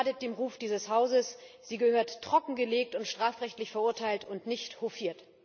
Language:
German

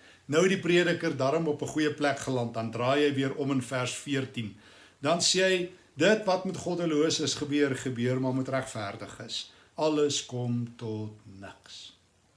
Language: Dutch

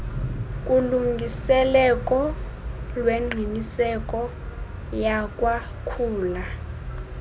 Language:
Xhosa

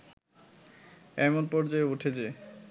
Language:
Bangla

